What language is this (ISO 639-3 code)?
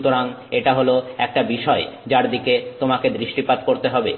ben